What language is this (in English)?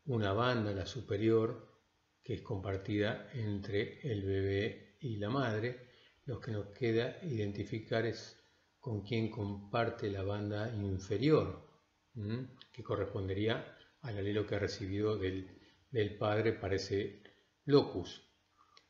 Spanish